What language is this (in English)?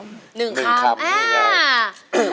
Thai